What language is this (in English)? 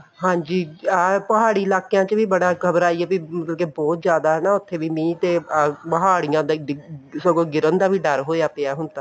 Punjabi